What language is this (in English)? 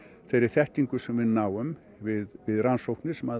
Icelandic